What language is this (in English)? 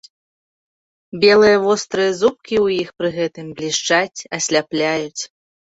Belarusian